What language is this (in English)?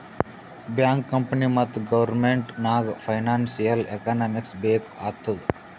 Kannada